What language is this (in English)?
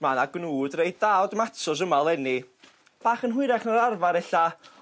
Welsh